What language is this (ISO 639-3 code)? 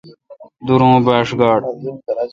xka